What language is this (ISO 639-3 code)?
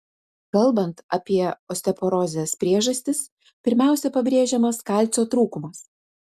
lit